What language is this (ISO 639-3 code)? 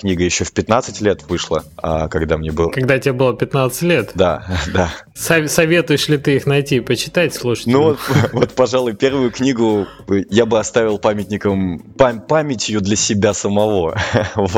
rus